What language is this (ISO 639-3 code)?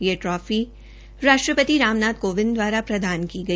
hin